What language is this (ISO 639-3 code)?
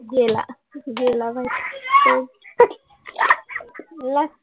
mar